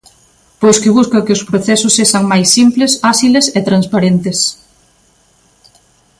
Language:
Galician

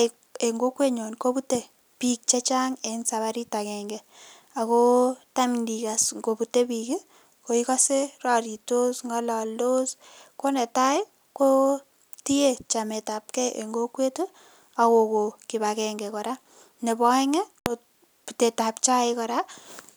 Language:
Kalenjin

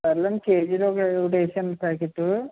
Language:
Telugu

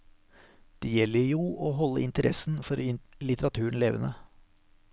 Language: Norwegian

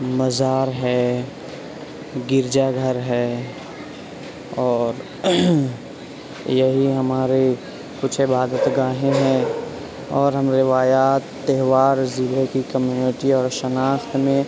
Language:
Urdu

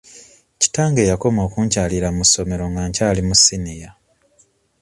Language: Ganda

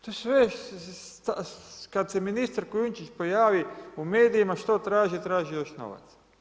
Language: Croatian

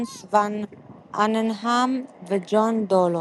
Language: Hebrew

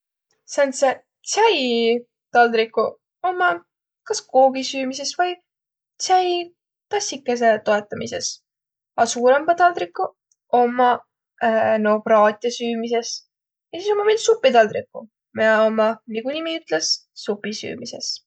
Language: Võro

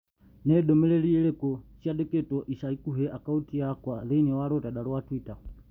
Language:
Kikuyu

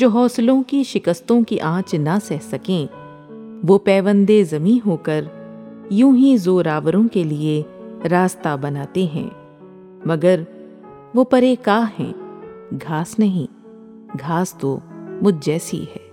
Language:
Urdu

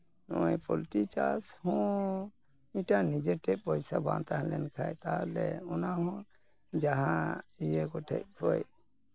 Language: Santali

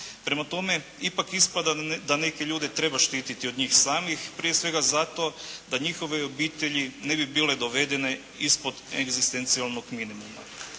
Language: Croatian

